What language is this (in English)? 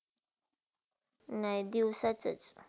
Marathi